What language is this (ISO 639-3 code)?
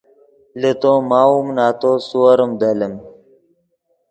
ydg